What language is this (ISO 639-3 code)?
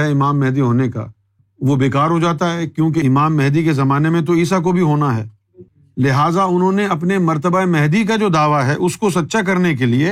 urd